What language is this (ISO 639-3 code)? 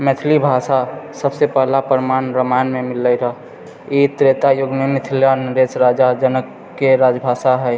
mai